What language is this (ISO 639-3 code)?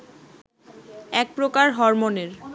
ben